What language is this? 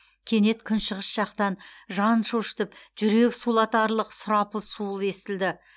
Kazakh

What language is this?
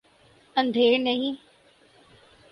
Urdu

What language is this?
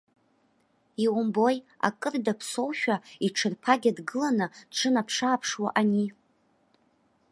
Abkhazian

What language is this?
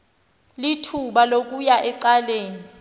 Xhosa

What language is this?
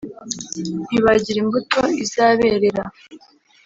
Kinyarwanda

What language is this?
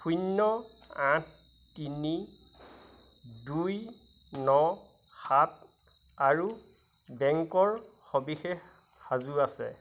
Assamese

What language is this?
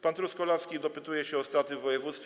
Polish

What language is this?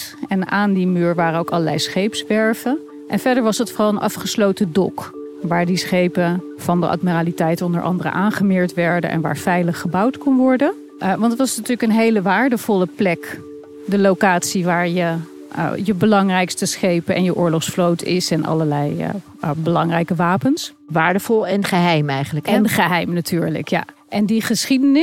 Dutch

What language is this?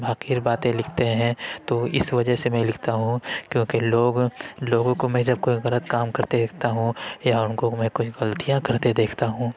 Urdu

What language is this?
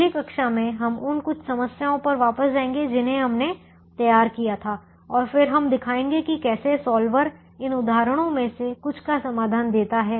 Hindi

